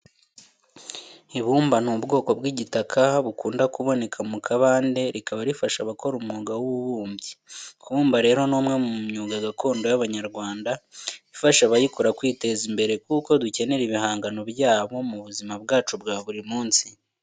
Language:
Kinyarwanda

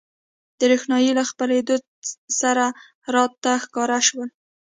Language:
Pashto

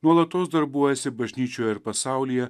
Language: Lithuanian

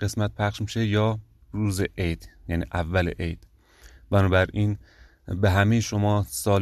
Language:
Persian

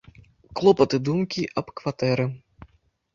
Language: Belarusian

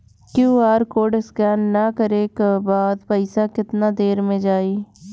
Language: Bhojpuri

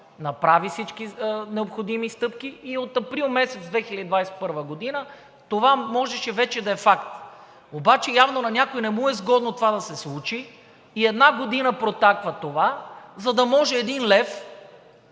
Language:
Bulgarian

